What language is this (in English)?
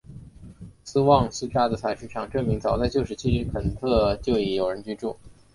Chinese